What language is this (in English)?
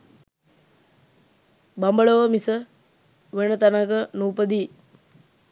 Sinhala